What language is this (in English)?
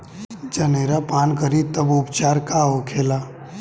Bhojpuri